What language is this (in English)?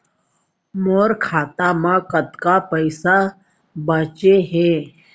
Chhattisgarhi